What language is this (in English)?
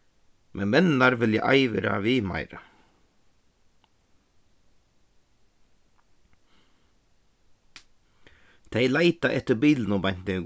Faroese